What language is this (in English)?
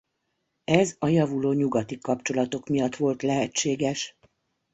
Hungarian